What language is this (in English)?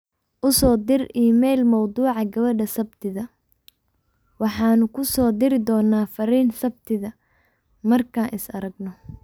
Somali